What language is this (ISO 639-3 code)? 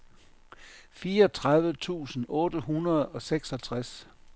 dan